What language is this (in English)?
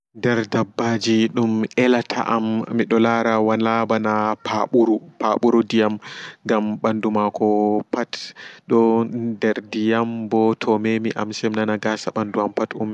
Fula